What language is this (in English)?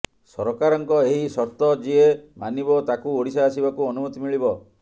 Odia